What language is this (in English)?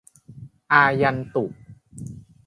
Thai